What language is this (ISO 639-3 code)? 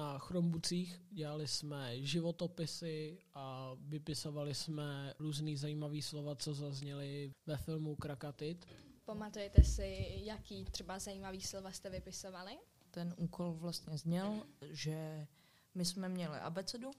ces